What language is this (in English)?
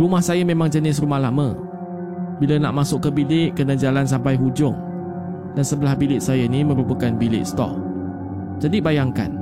Malay